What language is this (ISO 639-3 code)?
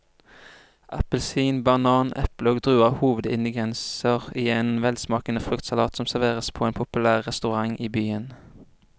nor